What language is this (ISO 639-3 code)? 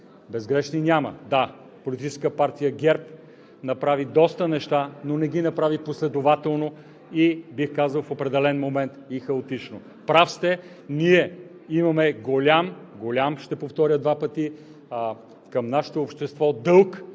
bul